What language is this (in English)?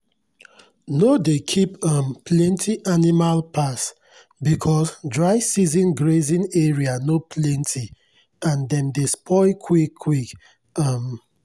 Nigerian Pidgin